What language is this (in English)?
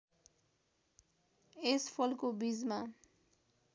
Nepali